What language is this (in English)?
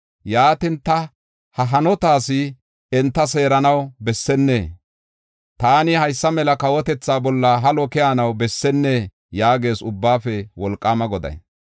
Gofa